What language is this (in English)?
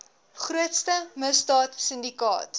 Afrikaans